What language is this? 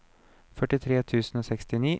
Norwegian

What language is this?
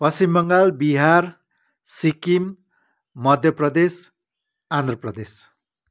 Nepali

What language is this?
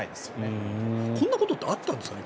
Japanese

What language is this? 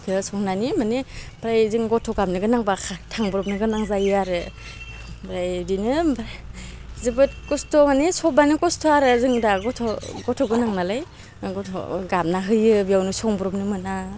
Bodo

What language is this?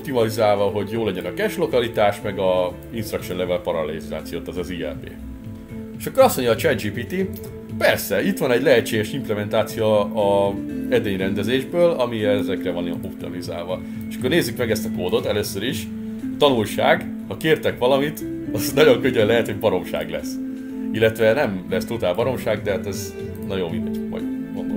Hungarian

